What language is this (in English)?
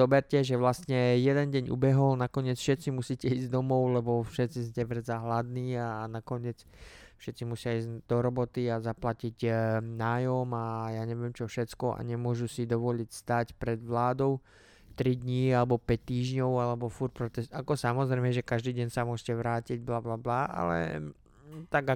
Slovak